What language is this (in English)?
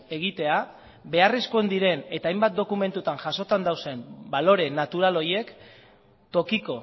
Basque